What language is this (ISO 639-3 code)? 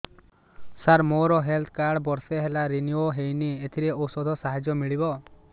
ori